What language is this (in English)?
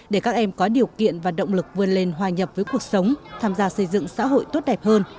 Vietnamese